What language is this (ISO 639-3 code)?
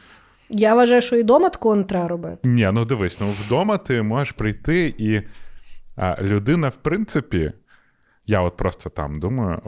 ukr